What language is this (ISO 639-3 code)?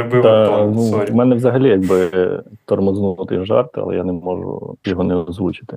ukr